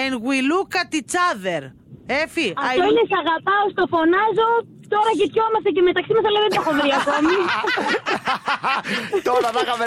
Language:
Greek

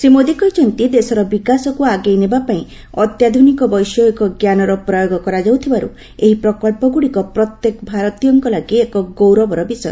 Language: Odia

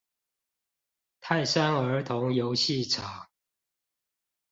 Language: Chinese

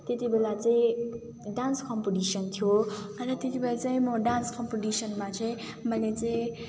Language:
Nepali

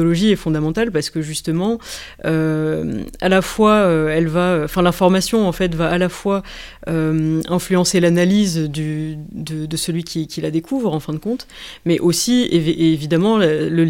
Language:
French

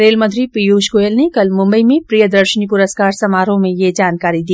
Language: Hindi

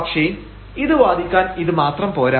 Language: Malayalam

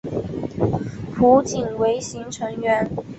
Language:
Chinese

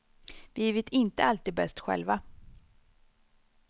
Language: Swedish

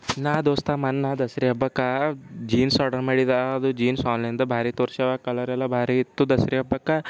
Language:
Kannada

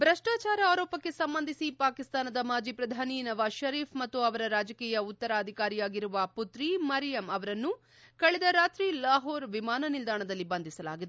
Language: Kannada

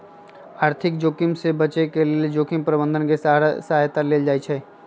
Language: Magahi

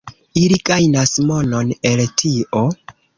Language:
Esperanto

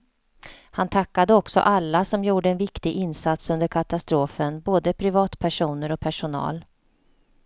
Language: Swedish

